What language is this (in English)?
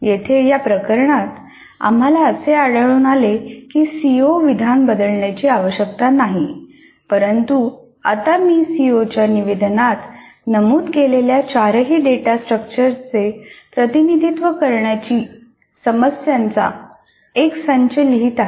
Marathi